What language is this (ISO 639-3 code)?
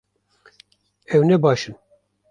kur